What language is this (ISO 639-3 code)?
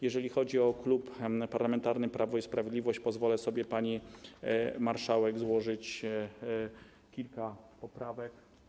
pol